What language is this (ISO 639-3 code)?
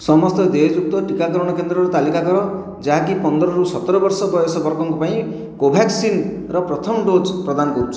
ori